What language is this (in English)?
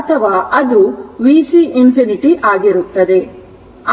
Kannada